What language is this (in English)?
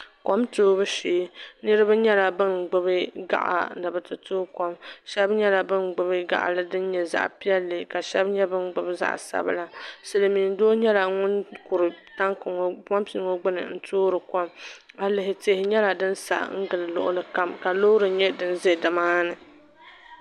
Dagbani